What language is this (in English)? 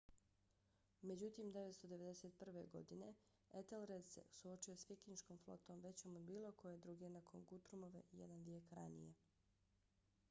Bosnian